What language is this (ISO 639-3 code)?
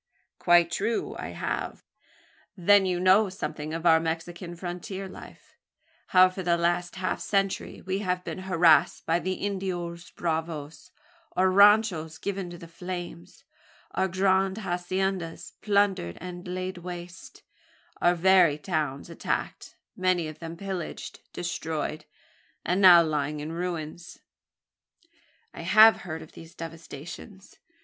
eng